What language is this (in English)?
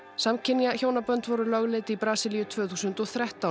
Icelandic